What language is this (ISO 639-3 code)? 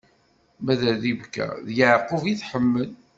kab